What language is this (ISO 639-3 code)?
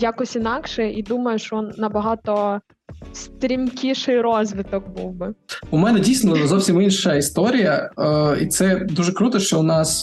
ukr